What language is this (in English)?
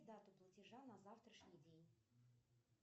Russian